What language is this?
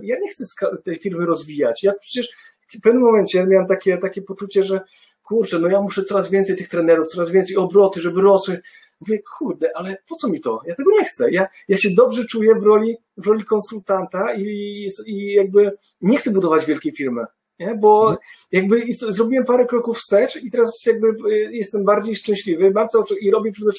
Polish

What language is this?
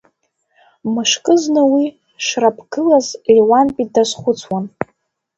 Abkhazian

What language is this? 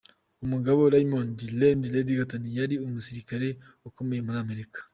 Kinyarwanda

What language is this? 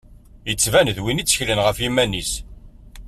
Kabyle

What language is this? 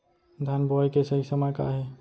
Chhattisgarhi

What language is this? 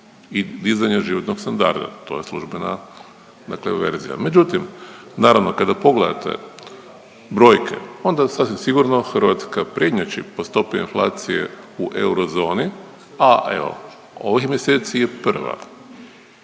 Croatian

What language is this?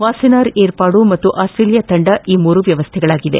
Kannada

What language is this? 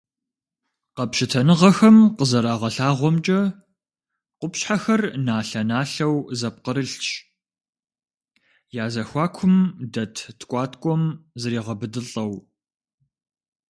Kabardian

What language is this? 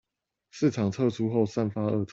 Chinese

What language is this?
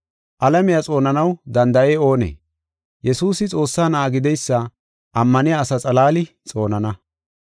Gofa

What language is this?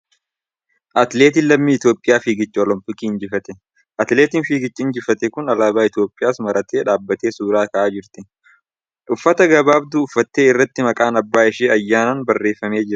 Oromo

